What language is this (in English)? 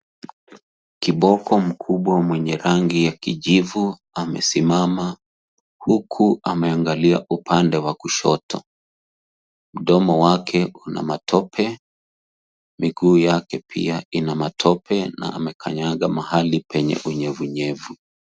Swahili